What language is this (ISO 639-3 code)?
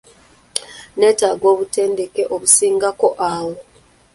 lug